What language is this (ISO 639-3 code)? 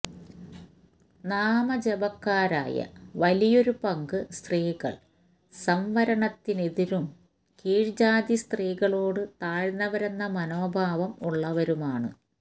mal